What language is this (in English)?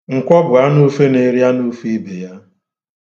Igbo